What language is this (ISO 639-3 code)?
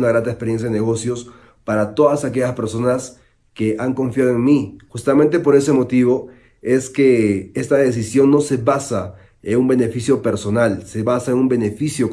spa